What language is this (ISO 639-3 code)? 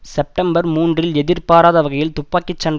tam